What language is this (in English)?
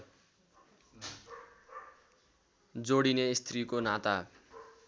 Nepali